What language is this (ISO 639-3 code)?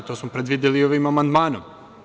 srp